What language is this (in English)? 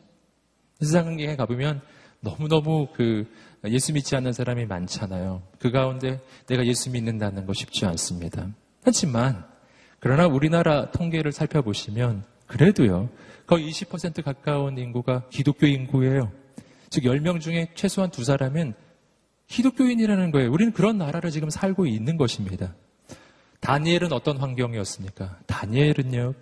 Korean